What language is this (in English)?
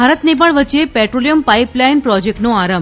Gujarati